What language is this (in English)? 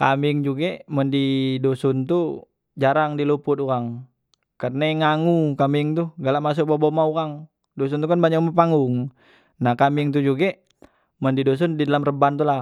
Musi